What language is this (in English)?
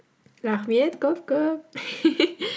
Kazakh